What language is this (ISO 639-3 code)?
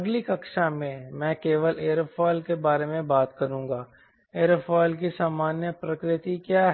hin